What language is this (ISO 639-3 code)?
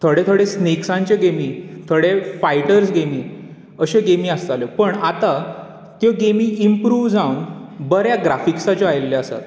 kok